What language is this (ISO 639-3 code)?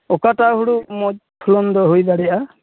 sat